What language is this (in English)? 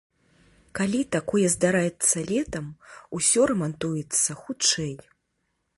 Belarusian